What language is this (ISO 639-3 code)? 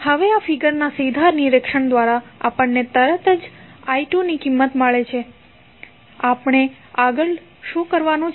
guj